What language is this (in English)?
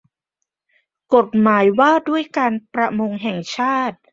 Thai